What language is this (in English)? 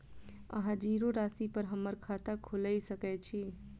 Maithili